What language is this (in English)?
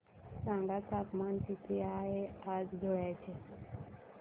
Marathi